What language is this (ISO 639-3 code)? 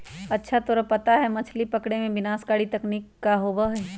mag